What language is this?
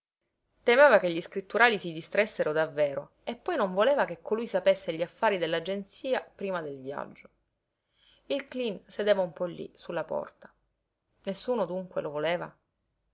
Italian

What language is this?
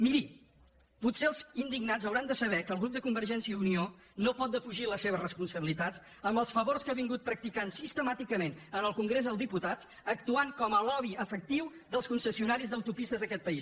Catalan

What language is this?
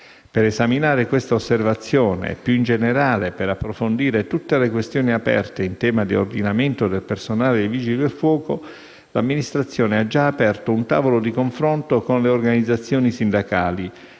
Italian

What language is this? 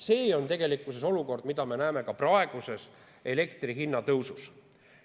Estonian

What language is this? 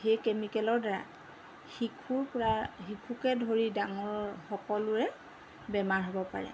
Assamese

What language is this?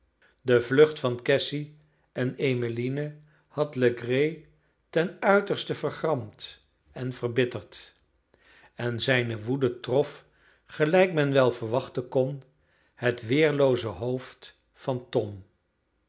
Dutch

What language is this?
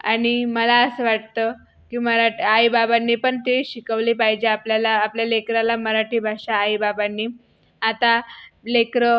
Marathi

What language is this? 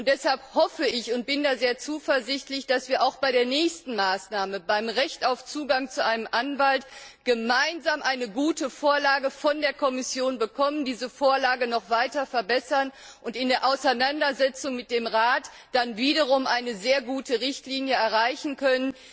German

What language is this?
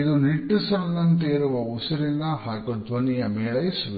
Kannada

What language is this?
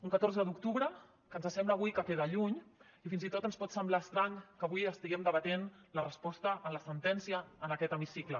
Catalan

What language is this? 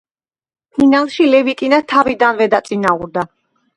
Georgian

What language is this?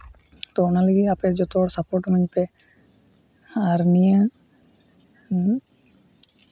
Santali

